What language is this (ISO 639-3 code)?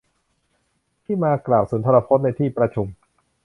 tha